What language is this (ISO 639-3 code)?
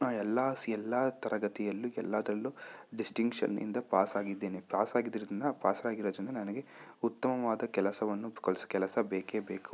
kan